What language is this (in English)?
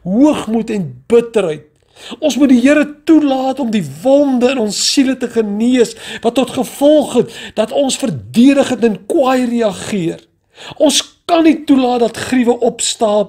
Dutch